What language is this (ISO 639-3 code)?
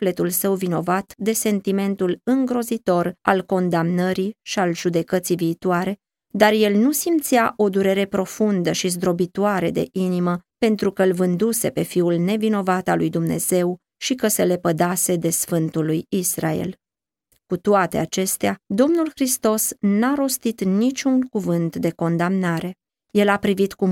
ron